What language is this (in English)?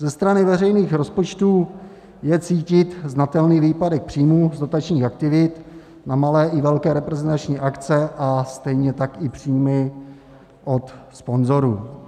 Czech